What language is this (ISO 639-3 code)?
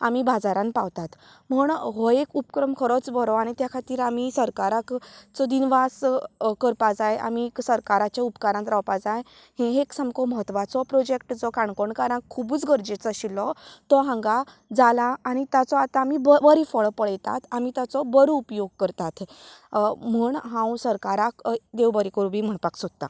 kok